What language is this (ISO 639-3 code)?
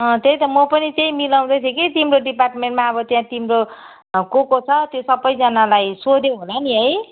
nep